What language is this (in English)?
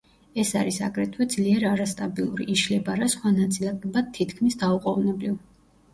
Georgian